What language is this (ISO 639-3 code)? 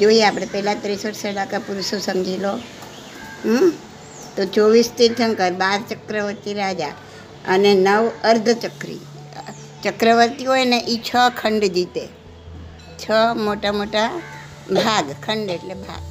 guj